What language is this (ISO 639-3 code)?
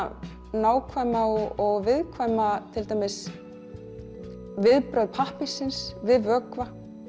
isl